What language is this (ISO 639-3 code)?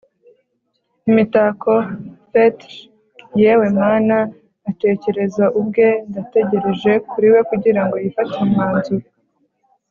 kin